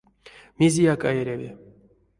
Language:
Erzya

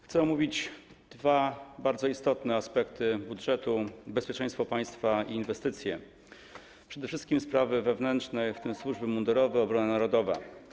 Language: Polish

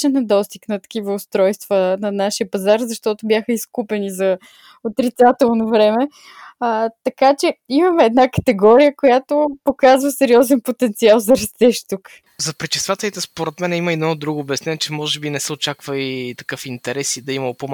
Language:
Bulgarian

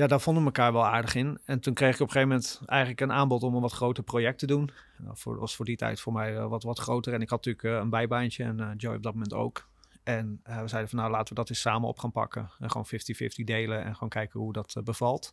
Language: Dutch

